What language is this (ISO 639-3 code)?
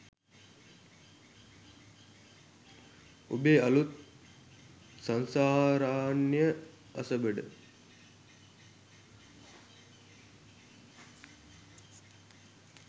sin